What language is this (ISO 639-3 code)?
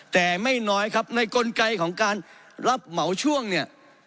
tha